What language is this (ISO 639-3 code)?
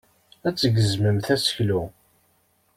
kab